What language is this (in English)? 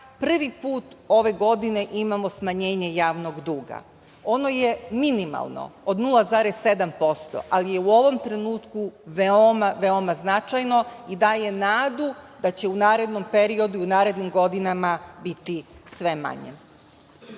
Serbian